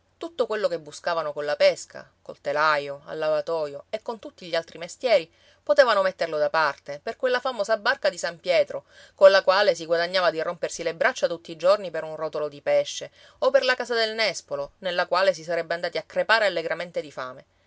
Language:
Italian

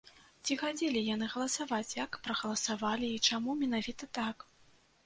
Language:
Belarusian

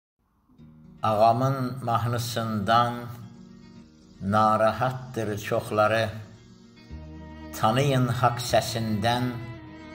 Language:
Turkish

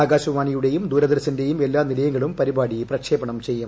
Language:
Malayalam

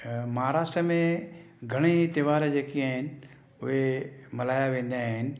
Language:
Sindhi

